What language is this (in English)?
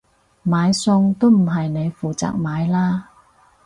Cantonese